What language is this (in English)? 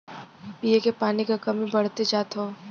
Bhojpuri